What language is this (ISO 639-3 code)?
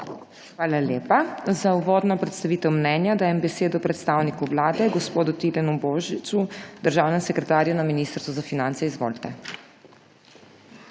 slv